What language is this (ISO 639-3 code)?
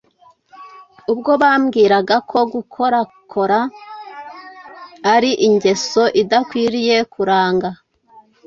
kin